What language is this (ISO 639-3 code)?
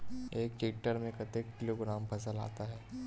hne